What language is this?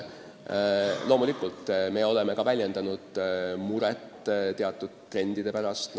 Estonian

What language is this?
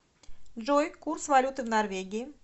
Russian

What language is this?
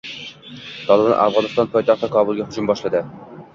Uzbek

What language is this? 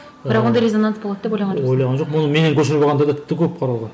Kazakh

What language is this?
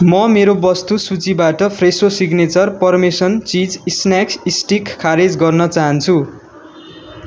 Nepali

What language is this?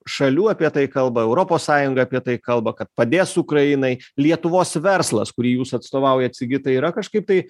Lithuanian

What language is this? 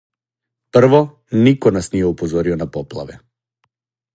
Serbian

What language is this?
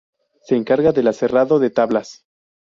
Spanish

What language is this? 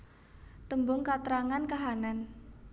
Javanese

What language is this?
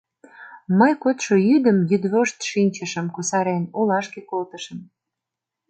Mari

